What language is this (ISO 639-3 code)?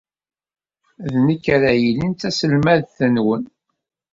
kab